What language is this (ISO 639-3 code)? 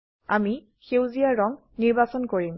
asm